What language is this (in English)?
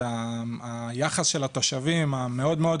Hebrew